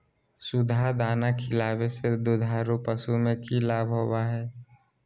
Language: Magahi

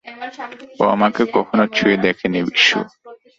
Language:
Bangla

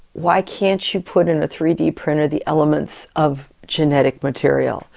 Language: English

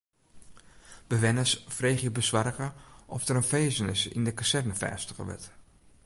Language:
Western Frisian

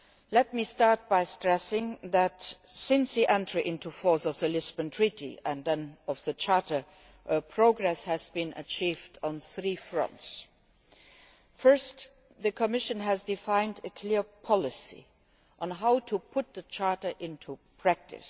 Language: English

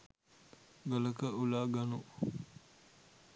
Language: Sinhala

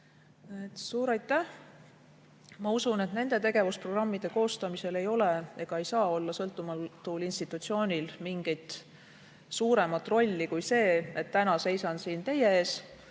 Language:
Estonian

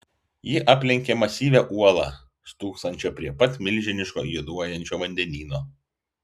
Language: Lithuanian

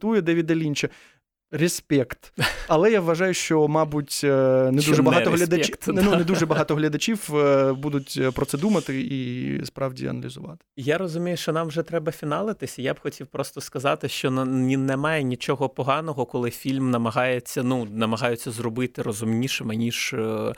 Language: Ukrainian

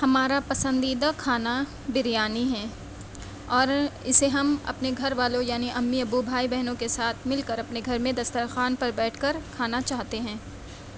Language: Urdu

